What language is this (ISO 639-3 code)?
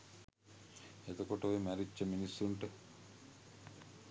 sin